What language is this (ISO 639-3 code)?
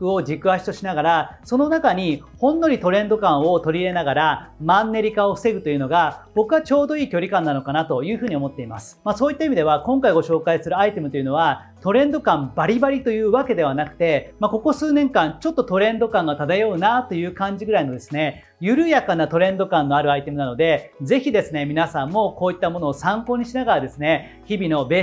jpn